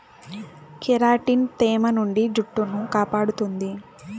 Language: Telugu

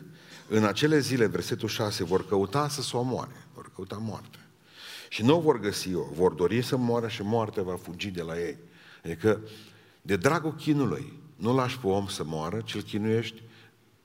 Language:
Romanian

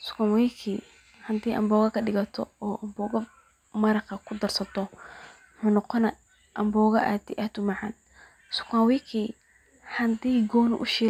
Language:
Somali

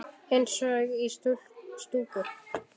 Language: Icelandic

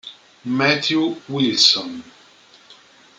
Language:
Italian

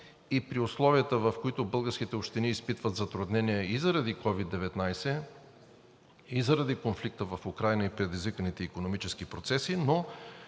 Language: Bulgarian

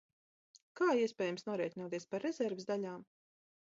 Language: Latvian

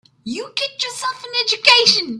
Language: English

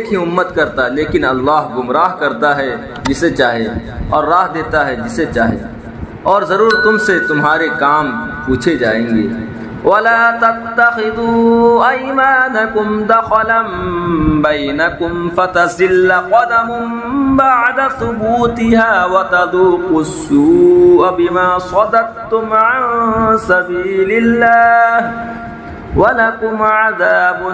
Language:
Arabic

